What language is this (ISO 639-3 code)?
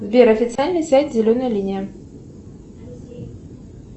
rus